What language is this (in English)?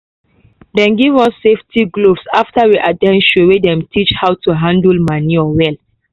Nigerian Pidgin